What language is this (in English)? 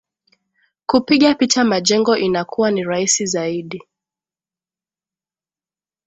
Swahili